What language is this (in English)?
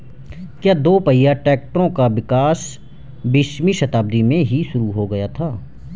Hindi